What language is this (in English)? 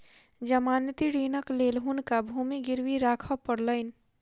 Maithili